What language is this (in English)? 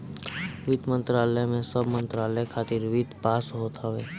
Bhojpuri